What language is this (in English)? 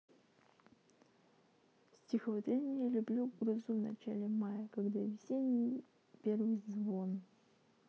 Russian